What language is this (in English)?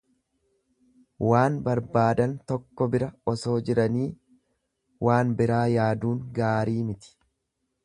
Oromo